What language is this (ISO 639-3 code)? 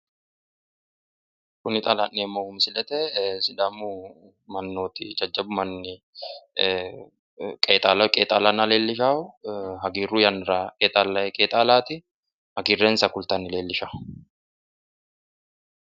sid